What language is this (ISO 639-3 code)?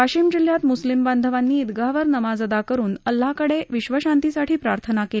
mar